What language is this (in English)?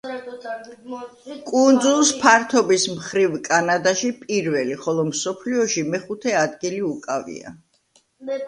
Georgian